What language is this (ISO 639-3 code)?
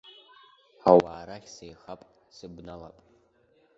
abk